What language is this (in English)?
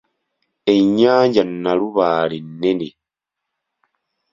Ganda